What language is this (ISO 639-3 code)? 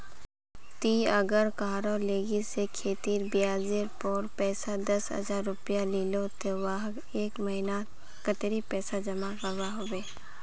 mag